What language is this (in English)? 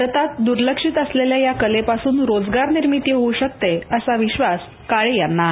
Marathi